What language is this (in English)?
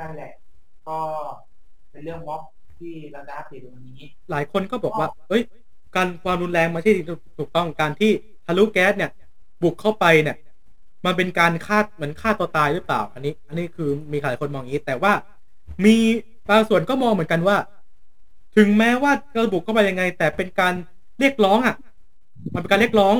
Thai